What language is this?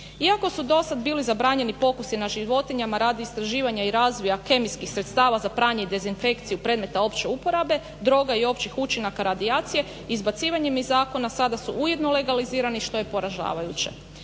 Croatian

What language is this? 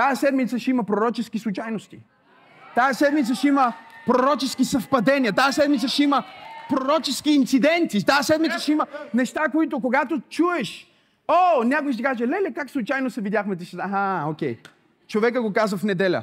Bulgarian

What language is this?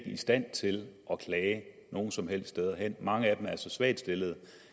Danish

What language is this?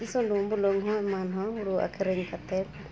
Santali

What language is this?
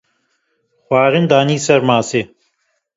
Kurdish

